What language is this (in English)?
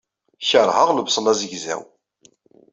Kabyle